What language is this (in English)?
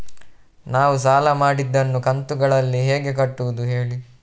Kannada